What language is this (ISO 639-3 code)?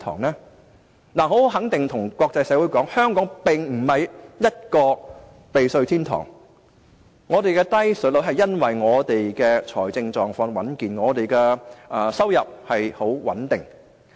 yue